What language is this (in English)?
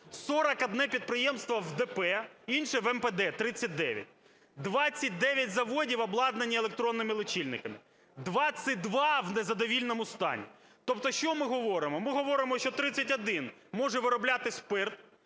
Ukrainian